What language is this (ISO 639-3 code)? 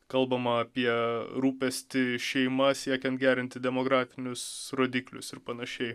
lit